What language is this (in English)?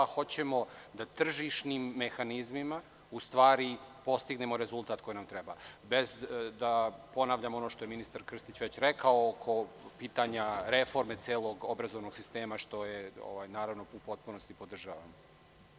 Serbian